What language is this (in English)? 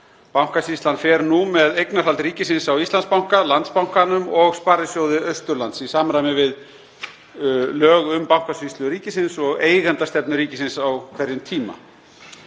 Icelandic